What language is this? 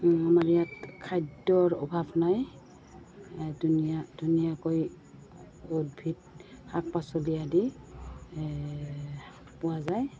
Assamese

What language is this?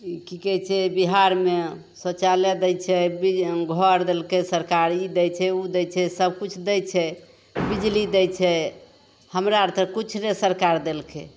Maithili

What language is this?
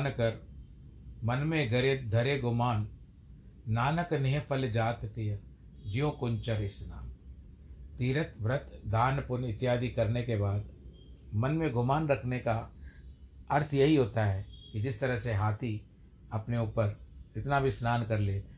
Hindi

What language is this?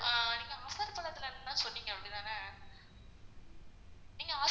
Tamil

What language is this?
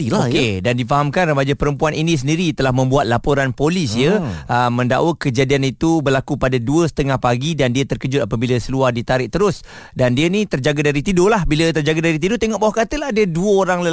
Malay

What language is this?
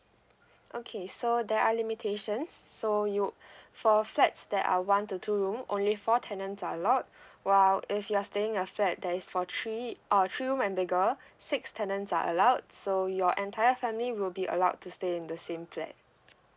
English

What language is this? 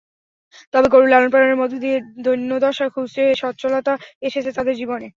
Bangla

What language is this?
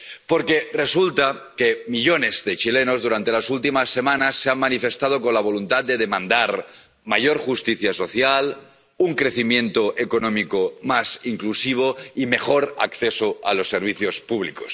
Spanish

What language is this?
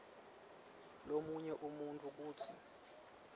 Swati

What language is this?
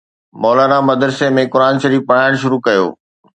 Sindhi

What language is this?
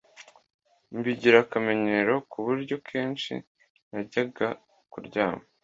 Kinyarwanda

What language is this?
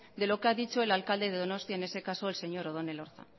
Spanish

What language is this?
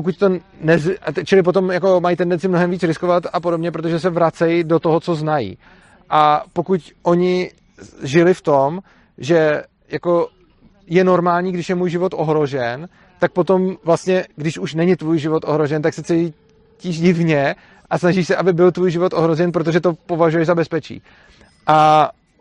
Czech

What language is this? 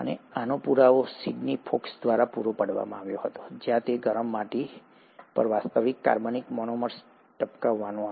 Gujarati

